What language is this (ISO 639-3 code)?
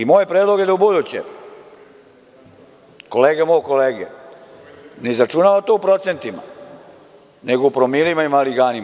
srp